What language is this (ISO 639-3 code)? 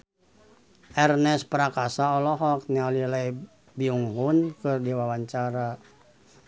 sun